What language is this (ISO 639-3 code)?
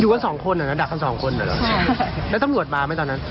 tha